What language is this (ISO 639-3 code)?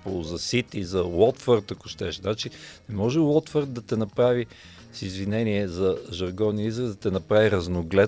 bul